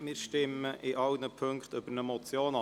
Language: Swiss German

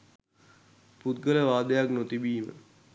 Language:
Sinhala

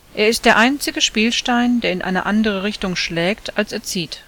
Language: German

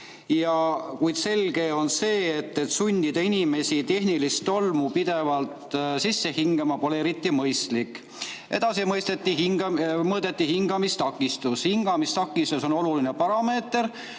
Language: Estonian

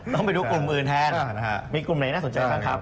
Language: Thai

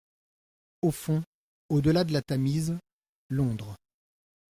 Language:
French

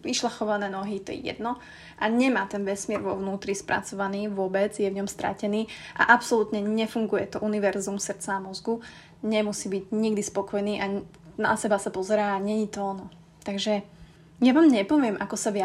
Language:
Slovak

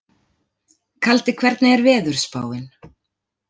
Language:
Icelandic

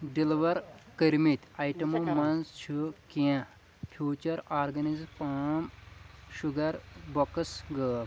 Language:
Kashmiri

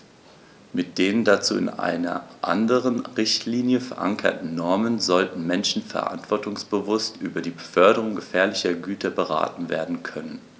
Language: German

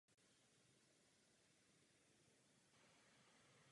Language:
Czech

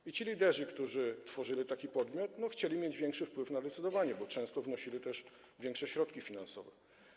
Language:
Polish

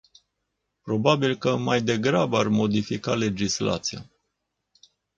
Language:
Romanian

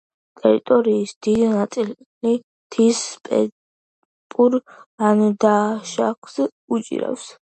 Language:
Georgian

